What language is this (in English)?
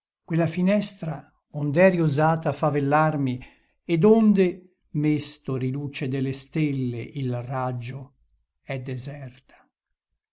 Italian